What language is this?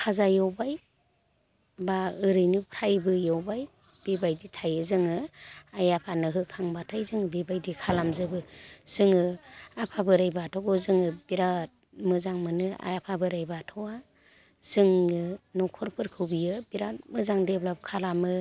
Bodo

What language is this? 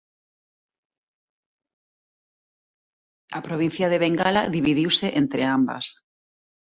Galician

